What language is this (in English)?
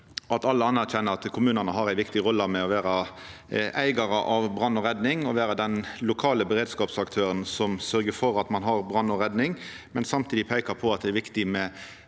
Norwegian